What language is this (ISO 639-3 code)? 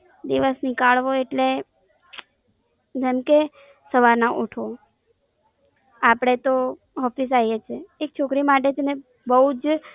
guj